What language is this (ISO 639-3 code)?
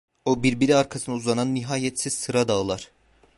tur